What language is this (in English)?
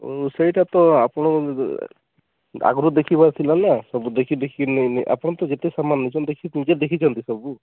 Odia